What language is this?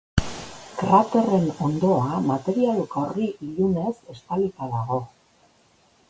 Basque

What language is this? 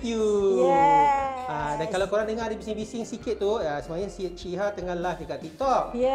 Malay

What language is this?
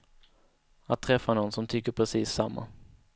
Swedish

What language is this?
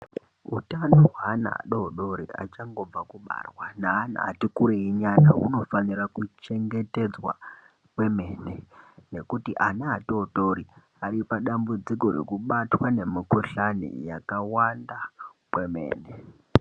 Ndau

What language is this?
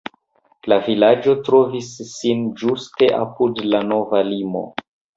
Esperanto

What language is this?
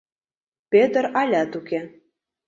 Mari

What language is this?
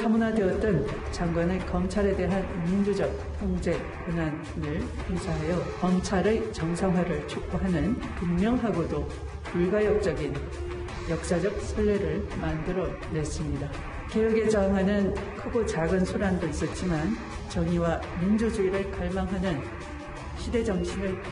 Korean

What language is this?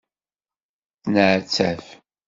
Kabyle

